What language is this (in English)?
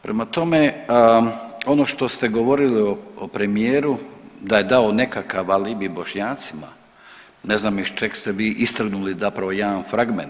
Croatian